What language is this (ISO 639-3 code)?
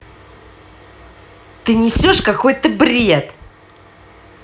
rus